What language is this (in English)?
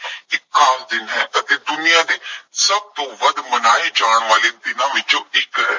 Punjabi